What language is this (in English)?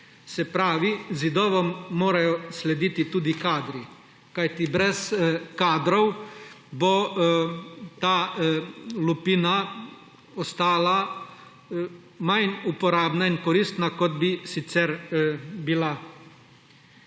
Slovenian